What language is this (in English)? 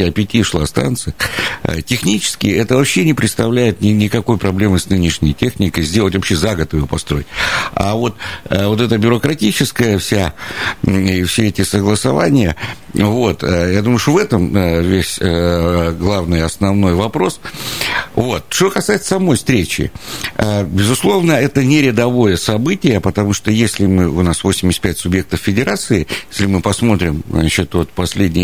Russian